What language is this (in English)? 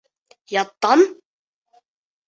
Bashkir